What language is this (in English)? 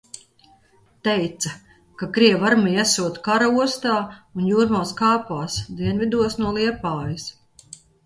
Latvian